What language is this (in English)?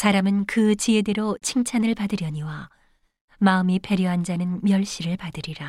Korean